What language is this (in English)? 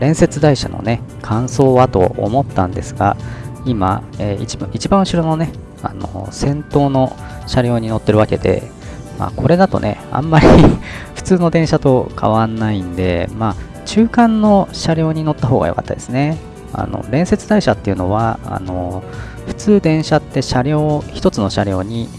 Japanese